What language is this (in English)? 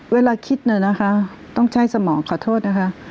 Thai